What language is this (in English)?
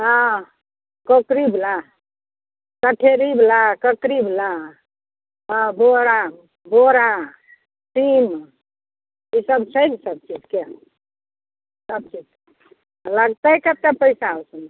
Maithili